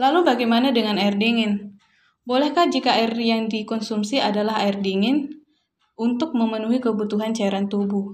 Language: Indonesian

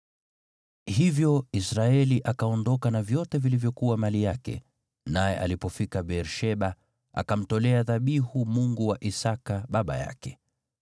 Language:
Swahili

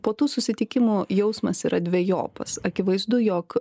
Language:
Lithuanian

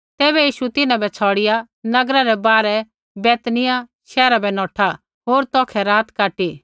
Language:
Kullu Pahari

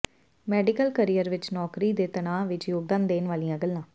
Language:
Punjabi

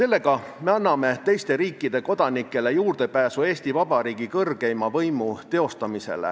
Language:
Estonian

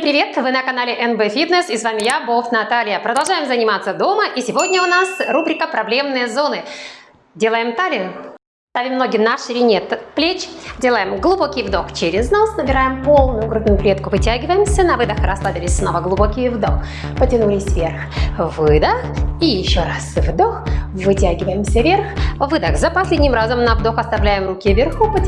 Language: Russian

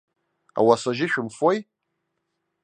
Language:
Abkhazian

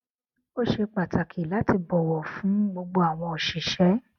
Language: Yoruba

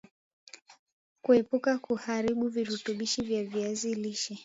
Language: Swahili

